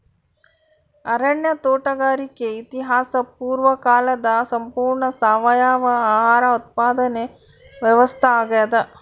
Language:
Kannada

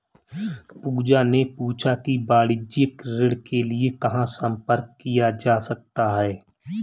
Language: Hindi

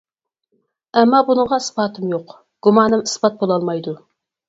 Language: Uyghur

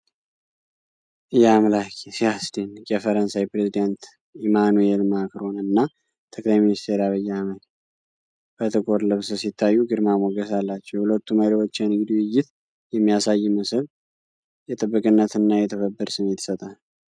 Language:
Amharic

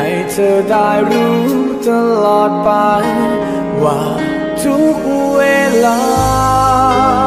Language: Thai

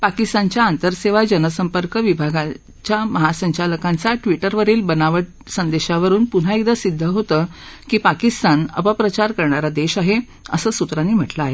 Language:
Marathi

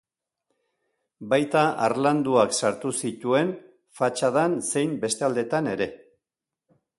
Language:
Basque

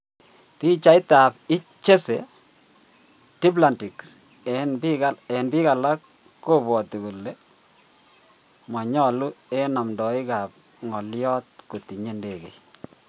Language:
Kalenjin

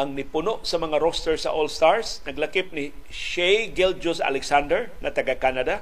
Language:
Filipino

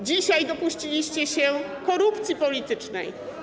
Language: Polish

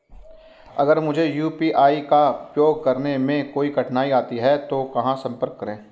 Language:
Hindi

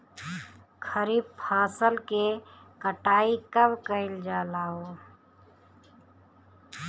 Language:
Bhojpuri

